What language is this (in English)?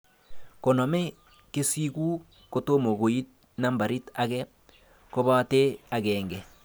Kalenjin